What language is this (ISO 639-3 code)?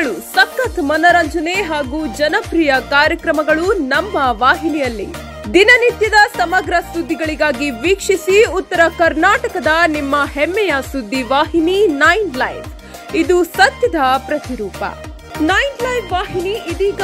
kan